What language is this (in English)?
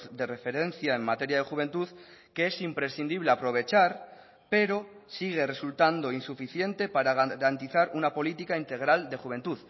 Spanish